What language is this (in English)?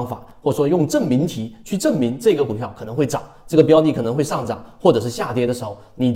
Chinese